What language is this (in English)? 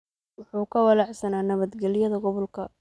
Somali